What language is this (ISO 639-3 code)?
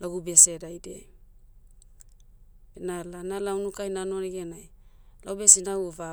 meu